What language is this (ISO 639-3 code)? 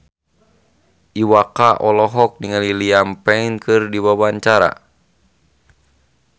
sun